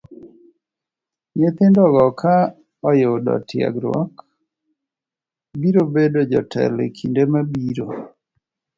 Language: Luo (Kenya and Tanzania)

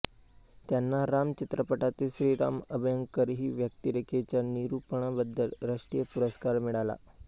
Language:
Marathi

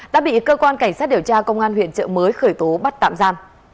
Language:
Vietnamese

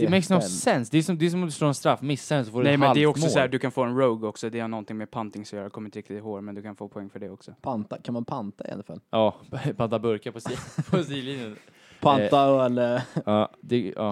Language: Swedish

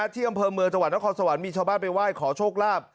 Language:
Thai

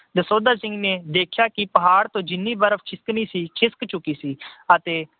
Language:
Punjabi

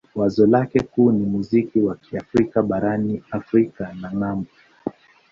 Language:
Swahili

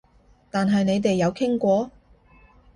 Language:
Cantonese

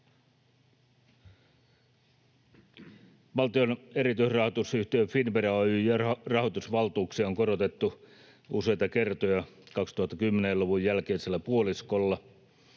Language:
Finnish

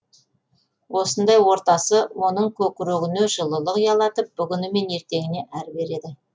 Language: Kazakh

